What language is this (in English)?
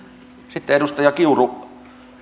Finnish